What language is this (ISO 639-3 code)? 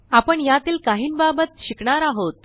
mar